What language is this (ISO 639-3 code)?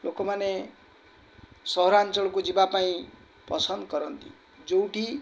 ori